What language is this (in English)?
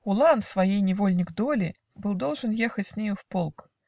Russian